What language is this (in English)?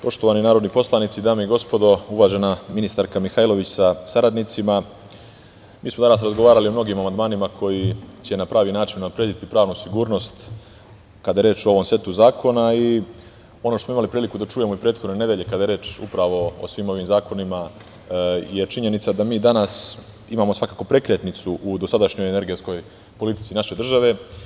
Serbian